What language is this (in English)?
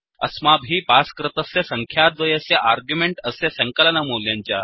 Sanskrit